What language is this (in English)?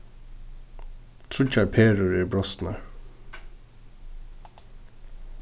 Faroese